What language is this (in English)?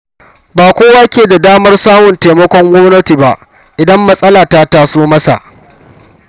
Hausa